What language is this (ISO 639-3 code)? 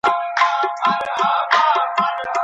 pus